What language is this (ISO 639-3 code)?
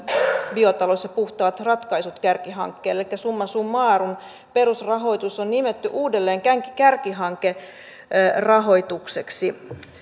fin